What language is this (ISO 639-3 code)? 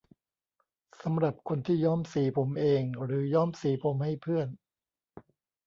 tha